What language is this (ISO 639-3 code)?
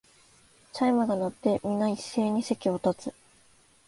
jpn